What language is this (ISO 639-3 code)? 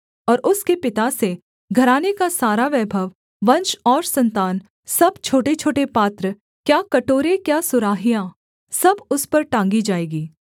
hin